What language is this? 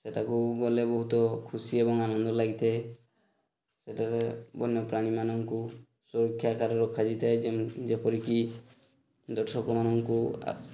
Odia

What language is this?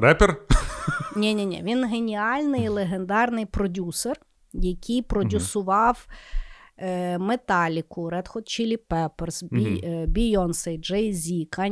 Ukrainian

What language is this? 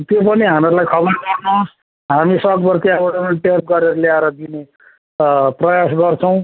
Nepali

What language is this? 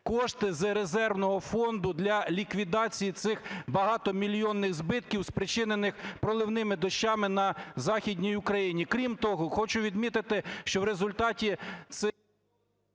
Ukrainian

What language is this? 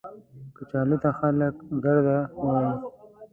Pashto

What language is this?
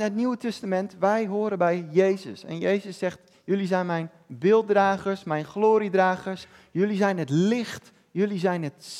Dutch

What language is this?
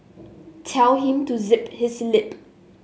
English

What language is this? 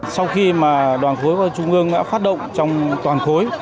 Vietnamese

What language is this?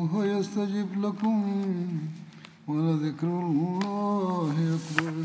Swahili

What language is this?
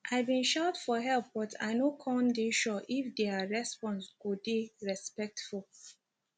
Nigerian Pidgin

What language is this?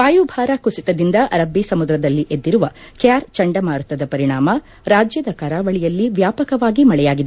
Kannada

